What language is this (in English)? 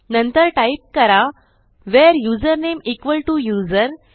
Marathi